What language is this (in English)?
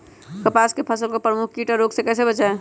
Magahi